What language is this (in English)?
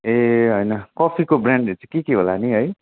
Nepali